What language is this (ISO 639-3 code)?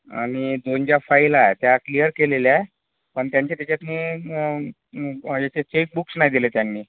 mar